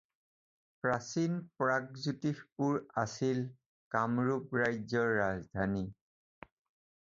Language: Assamese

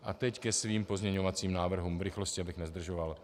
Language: Czech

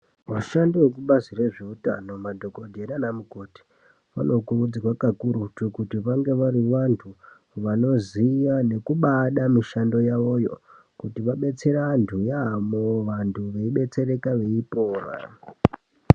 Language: Ndau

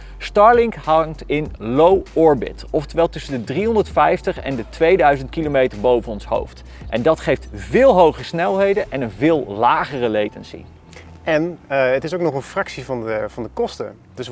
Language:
Dutch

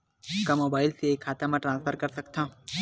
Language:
Chhattisgarhi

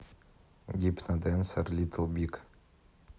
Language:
Russian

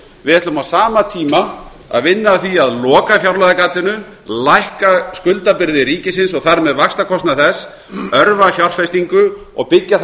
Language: Icelandic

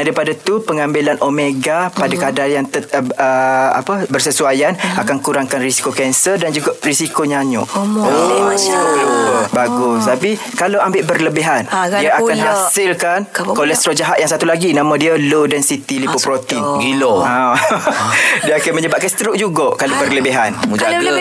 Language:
Malay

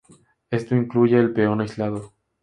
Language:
Spanish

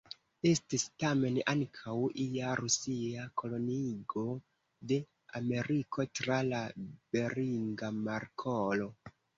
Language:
Esperanto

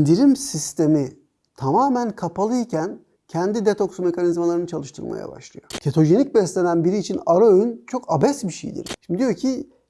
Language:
Turkish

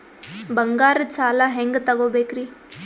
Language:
Kannada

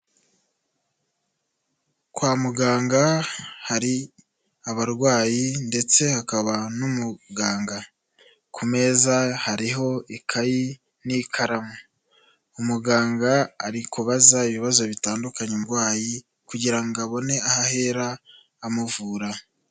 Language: Kinyarwanda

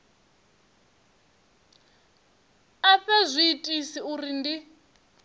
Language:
Venda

